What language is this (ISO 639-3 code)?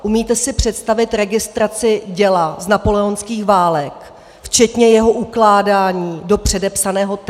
ces